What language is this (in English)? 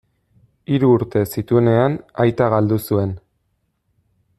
Basque